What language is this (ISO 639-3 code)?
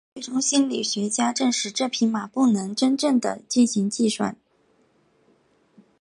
zho